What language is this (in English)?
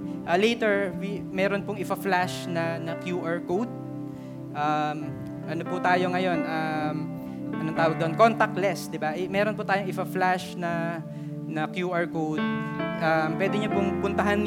Filipino